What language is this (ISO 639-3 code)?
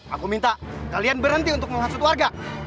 ind